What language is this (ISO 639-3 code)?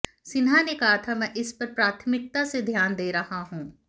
hin